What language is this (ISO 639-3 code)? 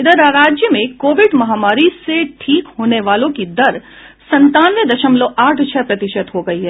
hin